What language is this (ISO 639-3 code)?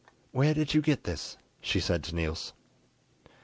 eng